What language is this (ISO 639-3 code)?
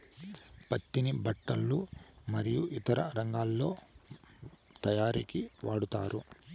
tel